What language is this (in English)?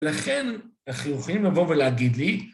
Hebrew